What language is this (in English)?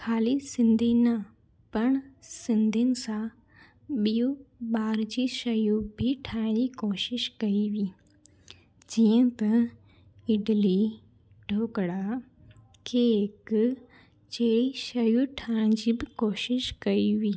Sindhi